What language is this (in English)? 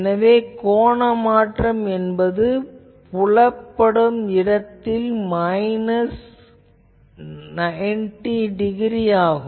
Tamil